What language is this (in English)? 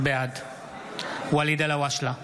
Hebrew